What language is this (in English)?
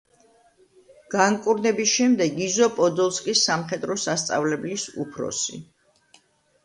Georgian